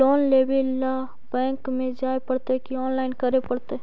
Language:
Magahi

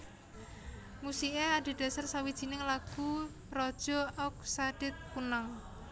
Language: Javanese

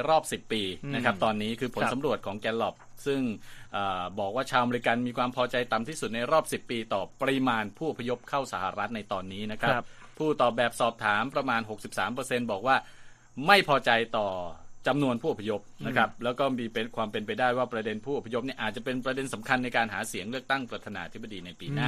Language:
Thai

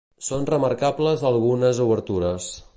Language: Catalan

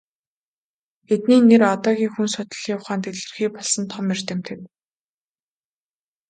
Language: Mongolian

